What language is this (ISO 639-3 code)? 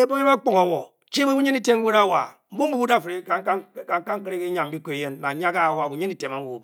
bky